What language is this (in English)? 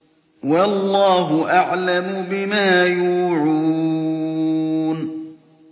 Arabic